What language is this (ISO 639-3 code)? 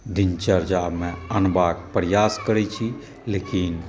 mai